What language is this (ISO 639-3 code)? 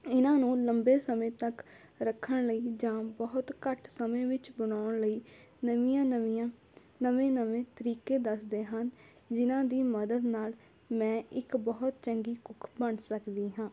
pan